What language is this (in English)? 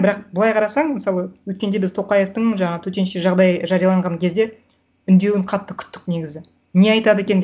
Kazakh